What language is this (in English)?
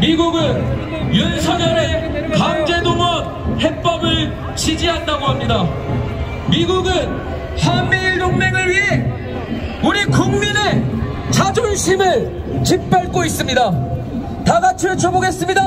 Korean